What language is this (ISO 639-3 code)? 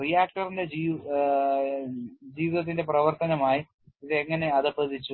mal